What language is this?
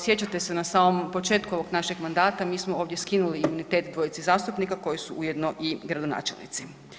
Croatian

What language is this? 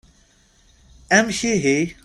Kabyle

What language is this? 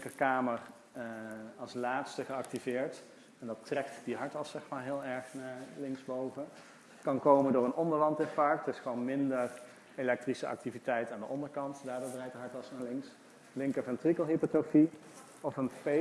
Dutch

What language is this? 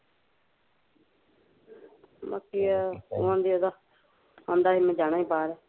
Punjabi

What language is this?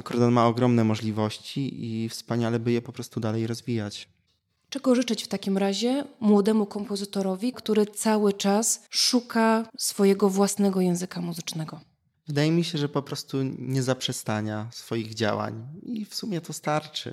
Polish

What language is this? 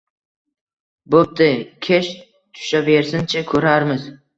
Uzbek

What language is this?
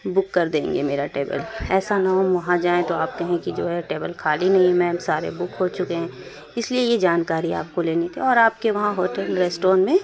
Urdu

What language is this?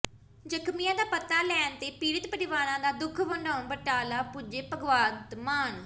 Punjabi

